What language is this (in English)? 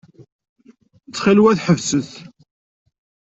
Kabyle